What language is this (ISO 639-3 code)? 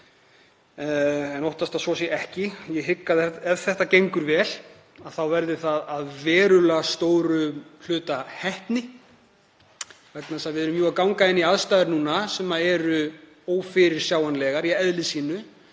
isl